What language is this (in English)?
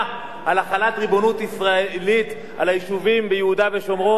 Hebrew